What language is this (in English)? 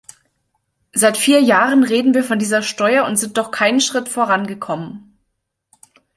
German